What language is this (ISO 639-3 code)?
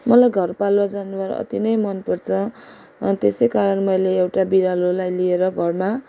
nep